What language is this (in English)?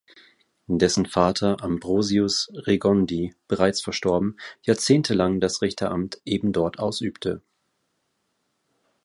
German